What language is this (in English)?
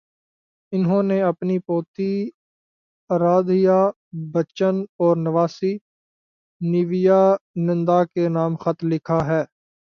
Urdu